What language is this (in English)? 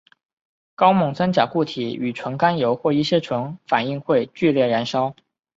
Chinese